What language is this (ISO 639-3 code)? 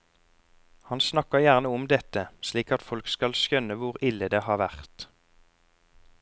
nor